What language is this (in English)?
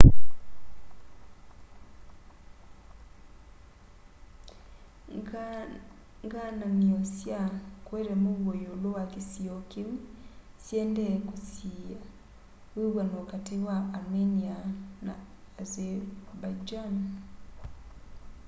Kamba